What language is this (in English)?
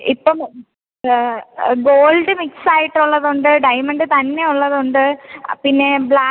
Malayalam